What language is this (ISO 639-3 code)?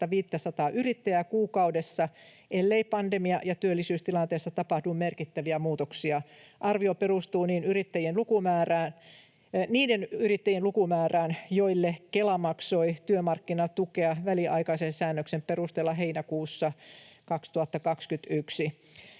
fin